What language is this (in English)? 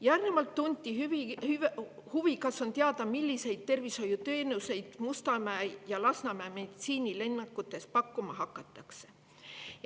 Estonian